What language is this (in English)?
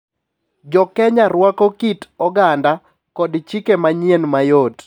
Luo (Kenya and Tanzania)